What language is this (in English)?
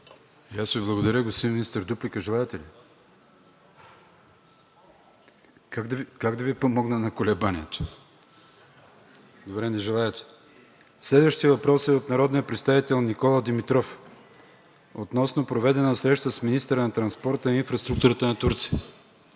Bulgarian